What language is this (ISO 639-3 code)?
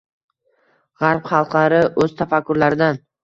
uzb